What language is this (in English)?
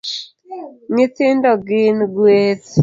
Luo (Kenya and Tanzania)